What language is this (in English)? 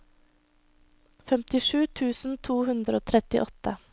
Norwegian